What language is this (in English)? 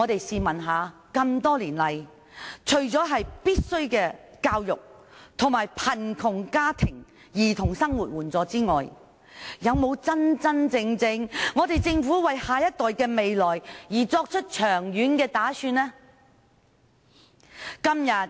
Cantonese